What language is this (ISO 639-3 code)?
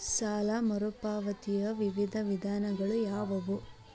kan